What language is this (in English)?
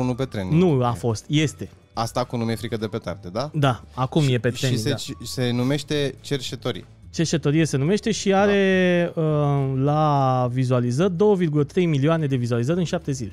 Romanian